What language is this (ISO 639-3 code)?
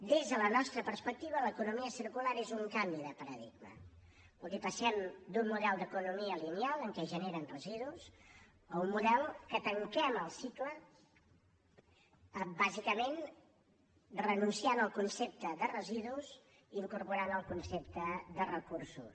cat